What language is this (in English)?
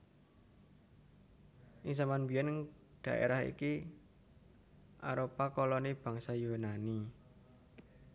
Javanese